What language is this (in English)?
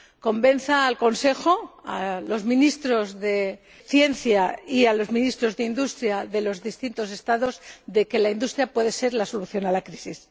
Spanish